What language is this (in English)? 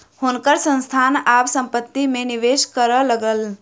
Maithili